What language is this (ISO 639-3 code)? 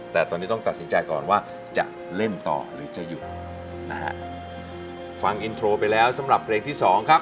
tha